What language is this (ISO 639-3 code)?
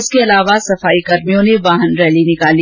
hin